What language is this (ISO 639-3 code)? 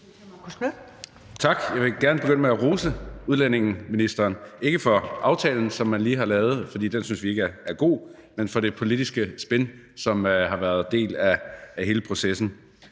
dan